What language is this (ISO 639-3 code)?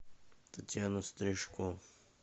rus